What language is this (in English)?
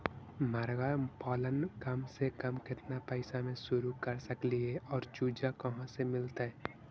Magahi